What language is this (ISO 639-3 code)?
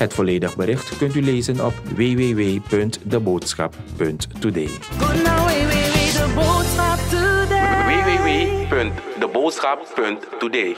nld